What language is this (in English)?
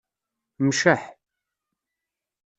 Kabyle